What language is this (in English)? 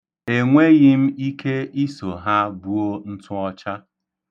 Igbo